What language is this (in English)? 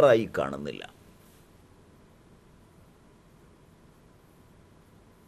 Hindi